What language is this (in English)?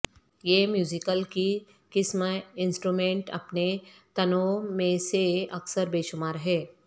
Urdu